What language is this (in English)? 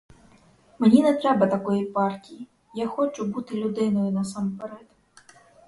Ukrainian